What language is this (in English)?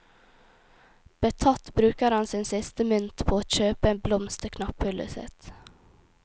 Norwegian